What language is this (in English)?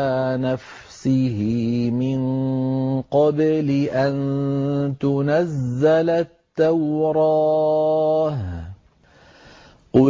Arabic